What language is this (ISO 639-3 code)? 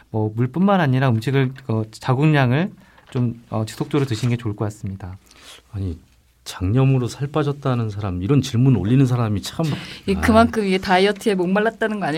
kor